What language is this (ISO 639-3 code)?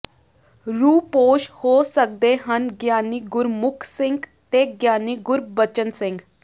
pan